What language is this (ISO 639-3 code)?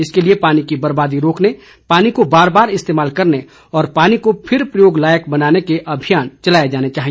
hin